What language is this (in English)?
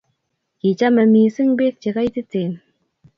Kalenjin